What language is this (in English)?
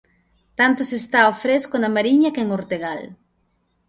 Galician